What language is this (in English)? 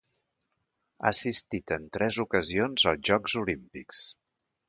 Catalan